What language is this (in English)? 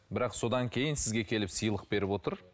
Kazakh